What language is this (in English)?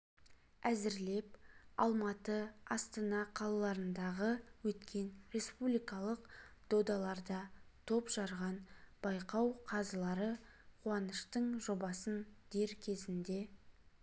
Kazakh